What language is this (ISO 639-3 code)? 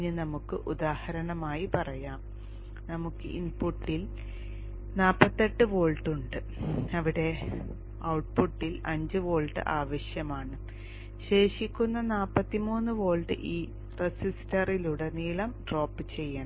mal